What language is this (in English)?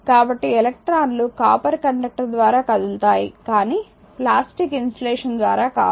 Telugu